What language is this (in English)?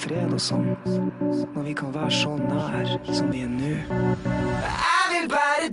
Norwegian